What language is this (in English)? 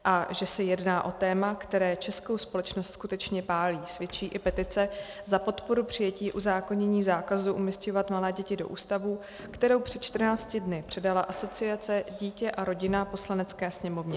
Czech